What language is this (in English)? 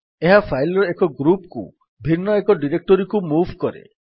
Odia